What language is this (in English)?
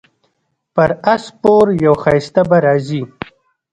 Pashto